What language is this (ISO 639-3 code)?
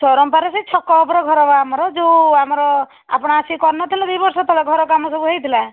ori